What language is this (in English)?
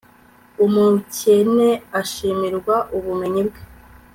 Kinyarwanda